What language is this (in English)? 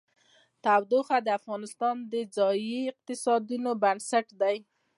Pashto